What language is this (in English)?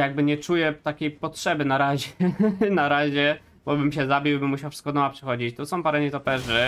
Polish